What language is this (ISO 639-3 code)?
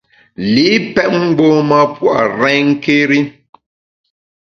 bax